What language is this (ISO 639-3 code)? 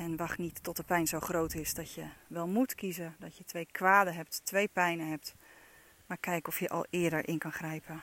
nld